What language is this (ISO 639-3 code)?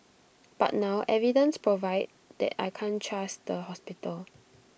eng